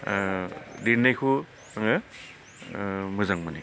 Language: Bodo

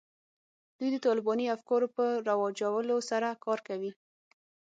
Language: Pashto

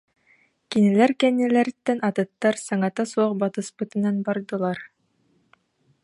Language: Yakut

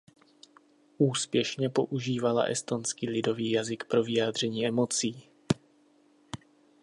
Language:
Czech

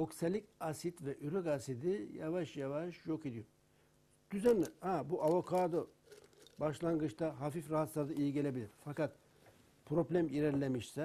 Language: Turkish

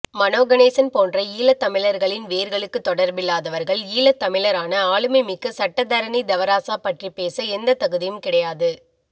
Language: Tamil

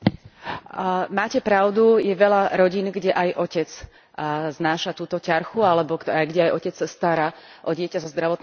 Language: Slovak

